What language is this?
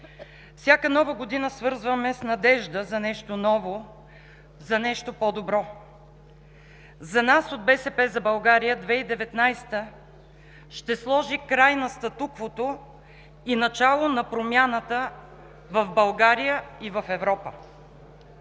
Bulgarian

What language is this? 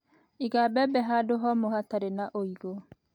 Kikuyu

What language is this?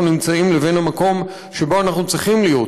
Hebrew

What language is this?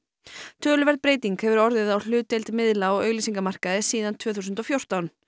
Icelandic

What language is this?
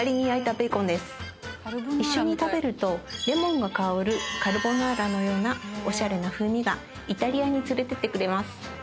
Japanese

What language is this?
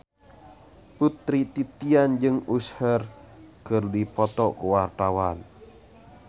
Sundanese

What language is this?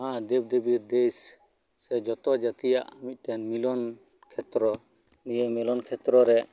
Santali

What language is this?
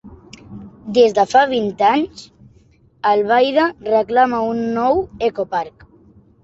Catalan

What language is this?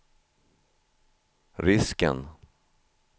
Swedish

